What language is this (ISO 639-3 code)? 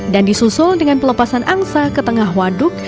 ind